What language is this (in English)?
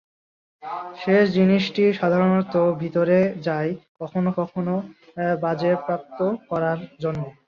Bangla